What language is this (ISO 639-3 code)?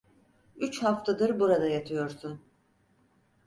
tur